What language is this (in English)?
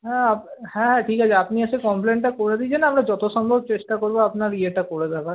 Bangla